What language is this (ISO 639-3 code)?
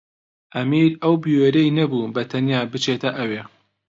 ckb